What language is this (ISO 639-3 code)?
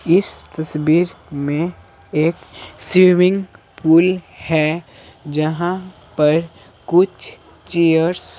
hin